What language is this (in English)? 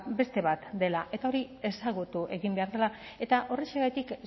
Basque